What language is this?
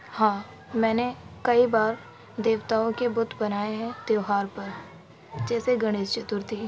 Urdu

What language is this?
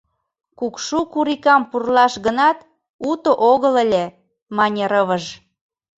Mari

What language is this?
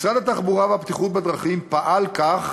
Hebrew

